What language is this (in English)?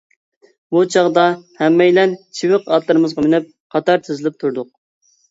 Uyghur